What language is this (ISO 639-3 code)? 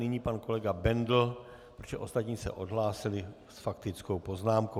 ces